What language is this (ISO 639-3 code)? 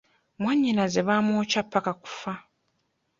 lug